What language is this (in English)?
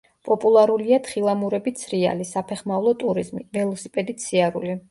Georgian